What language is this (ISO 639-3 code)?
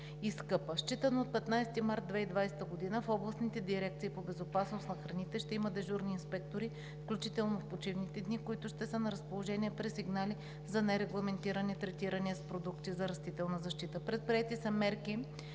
bul